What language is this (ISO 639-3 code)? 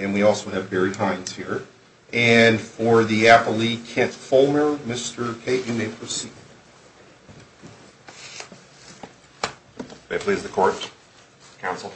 eng